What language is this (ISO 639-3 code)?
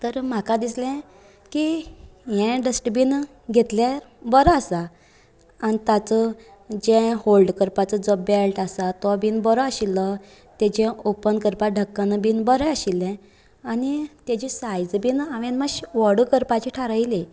kok